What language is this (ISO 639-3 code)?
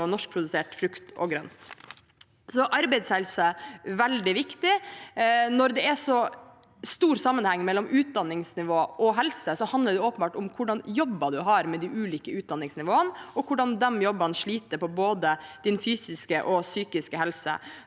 nor